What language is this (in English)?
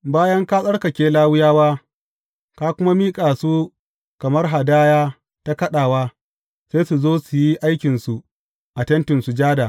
Hausa